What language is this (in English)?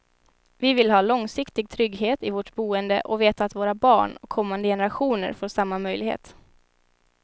Swedish